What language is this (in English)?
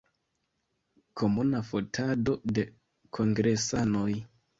Esperanto